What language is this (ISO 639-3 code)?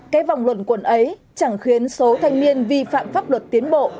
vie